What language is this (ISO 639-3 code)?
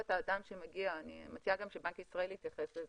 heb